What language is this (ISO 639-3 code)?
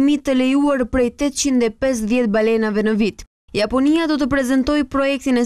ron